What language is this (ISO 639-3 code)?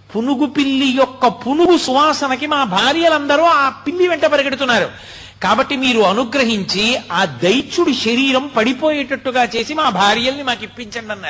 tel